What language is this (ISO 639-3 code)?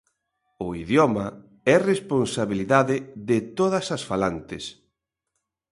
glg